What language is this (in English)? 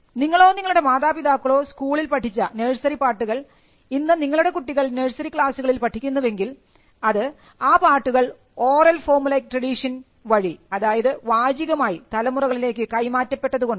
Malayalam